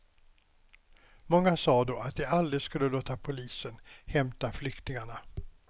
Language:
Swedish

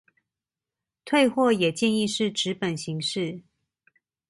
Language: Chinese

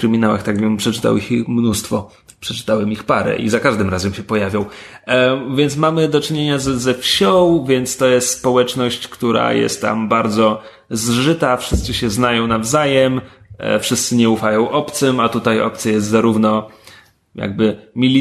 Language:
Polish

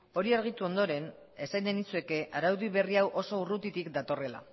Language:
Basque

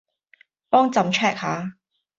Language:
Cantonese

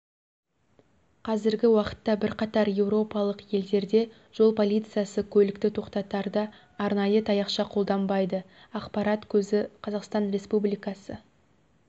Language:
Kazakh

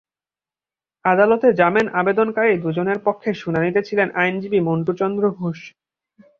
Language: Bangla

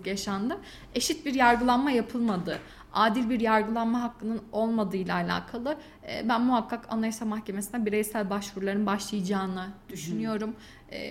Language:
Turkish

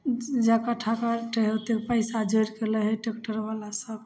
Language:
Maithili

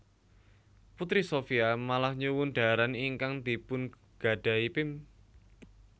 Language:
Javanese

